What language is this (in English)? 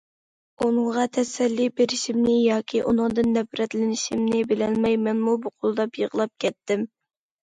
Uyghur